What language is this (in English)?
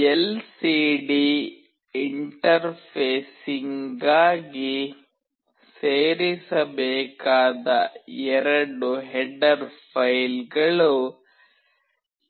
Kannada